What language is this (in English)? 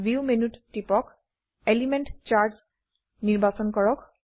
Assamese